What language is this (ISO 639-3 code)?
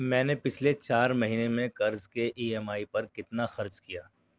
urd